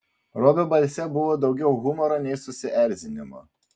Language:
Lithuanian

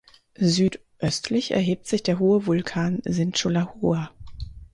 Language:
German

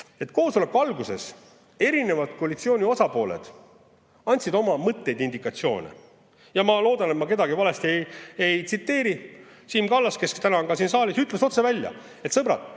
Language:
Estonian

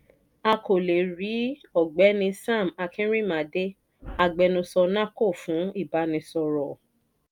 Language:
Yoruba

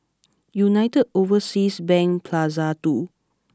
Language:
English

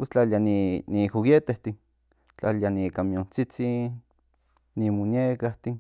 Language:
Central Nahuatl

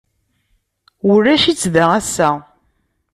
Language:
Kabyle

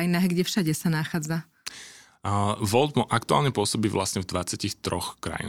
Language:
Slovak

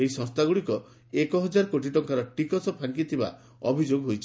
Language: Odia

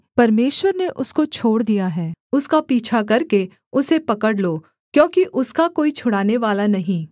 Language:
Hindi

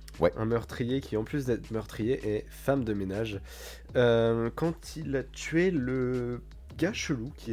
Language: French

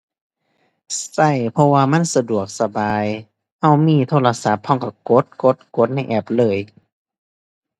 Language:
Thai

